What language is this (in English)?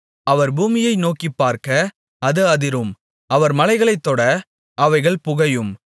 Tamil